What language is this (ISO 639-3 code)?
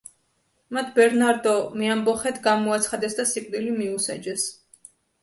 kat